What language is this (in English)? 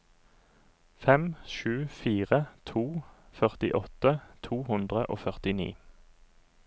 Norwegian